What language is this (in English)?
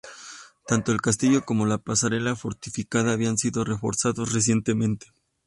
Spanish